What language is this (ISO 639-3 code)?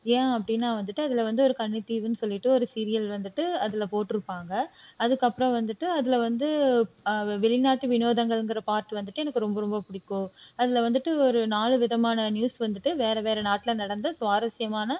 tam